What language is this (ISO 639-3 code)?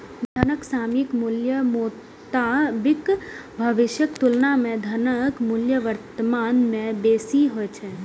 mai